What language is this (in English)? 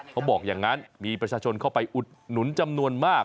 Thai